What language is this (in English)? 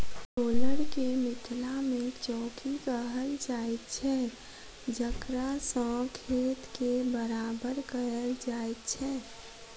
Maithili